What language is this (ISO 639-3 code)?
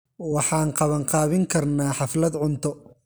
som